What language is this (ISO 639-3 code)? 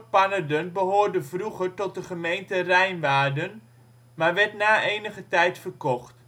nld